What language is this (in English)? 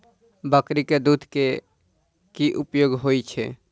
Maithili